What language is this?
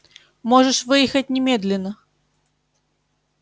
Russian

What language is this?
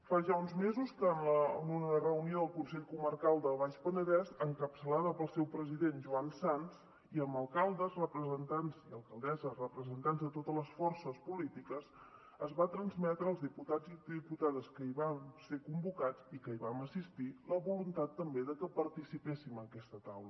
Catalan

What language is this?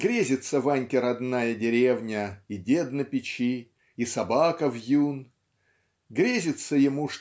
Russian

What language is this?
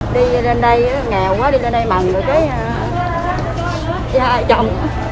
Vietnamese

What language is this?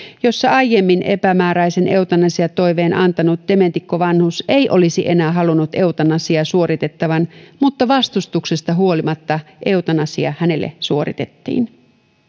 Finnish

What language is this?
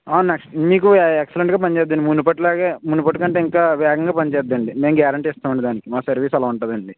Telugu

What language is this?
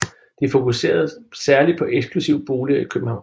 Danish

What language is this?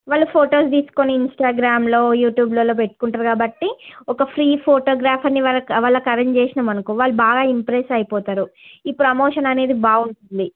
Telugu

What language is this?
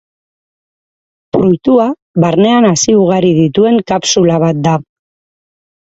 Basque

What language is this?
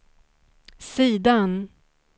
Swedish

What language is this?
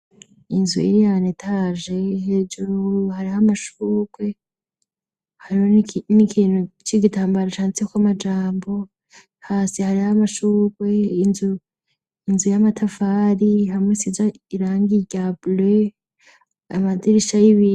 Rundi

